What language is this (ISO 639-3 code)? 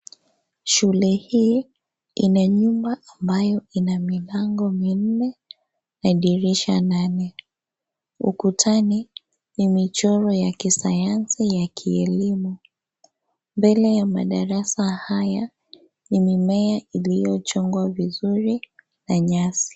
swa